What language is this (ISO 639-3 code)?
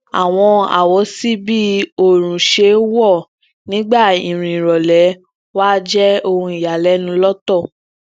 yor